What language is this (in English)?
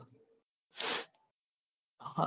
Gujarati